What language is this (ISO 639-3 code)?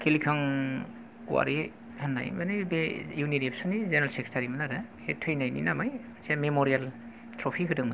brx